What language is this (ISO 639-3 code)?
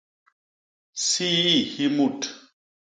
bas